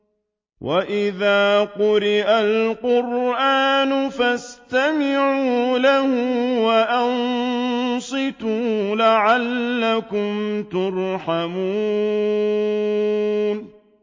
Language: Arabic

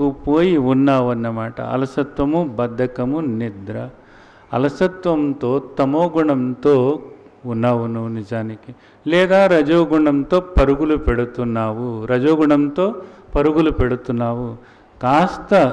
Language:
Hindi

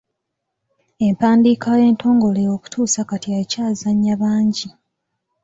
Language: Ganda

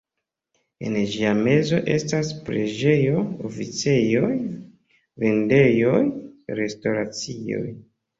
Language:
Esperanto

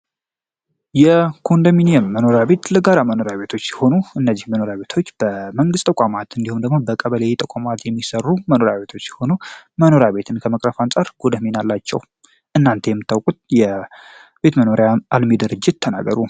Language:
Amharic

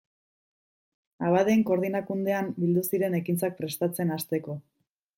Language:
Basque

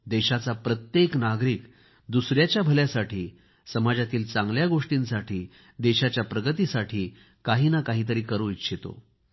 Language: Marathi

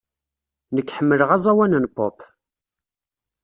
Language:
Kabyle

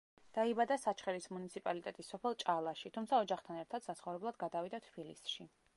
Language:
Georgian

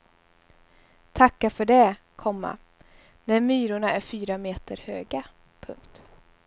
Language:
Swedish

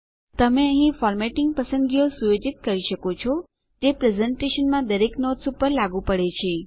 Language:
Gujarati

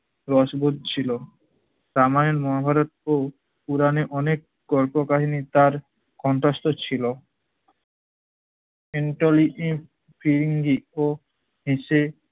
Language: Bangla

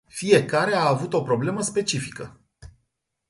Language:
Romanian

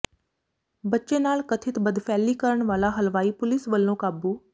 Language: Punjabi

